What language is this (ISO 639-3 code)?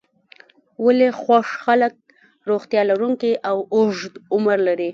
pus